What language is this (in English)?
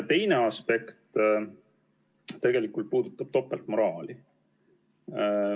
Estonian